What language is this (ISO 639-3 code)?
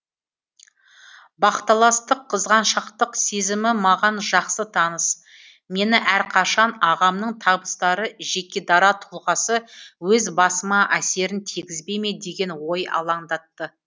kaz